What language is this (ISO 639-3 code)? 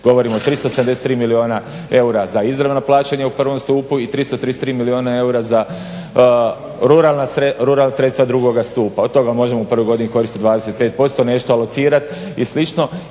hrv